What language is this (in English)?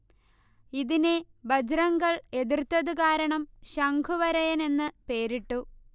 Malayalam